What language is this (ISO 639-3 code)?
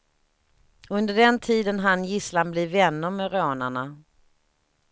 swe